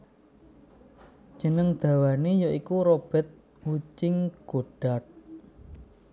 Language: Javanese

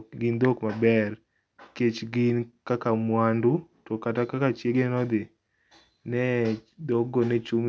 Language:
Luo (Kenya and Tanzania)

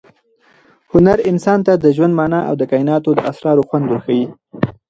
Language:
Pashto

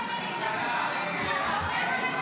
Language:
Hebrew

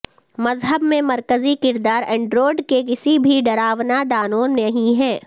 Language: Urdu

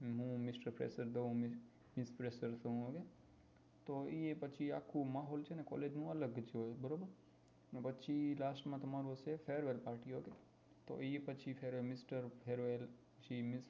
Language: Gujarati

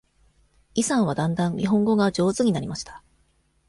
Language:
Japanese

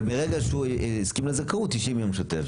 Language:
Hebrew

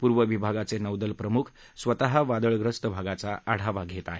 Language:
Marathi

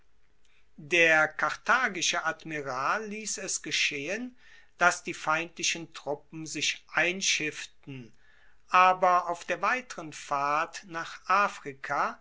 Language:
German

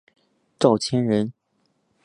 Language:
Chinese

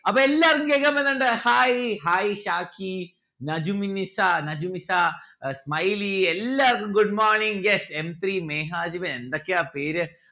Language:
Malayalam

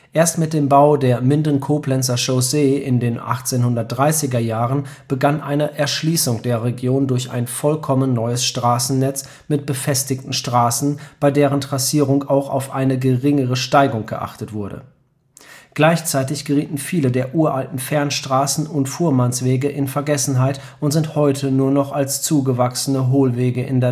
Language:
German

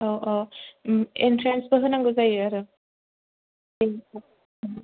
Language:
Bodo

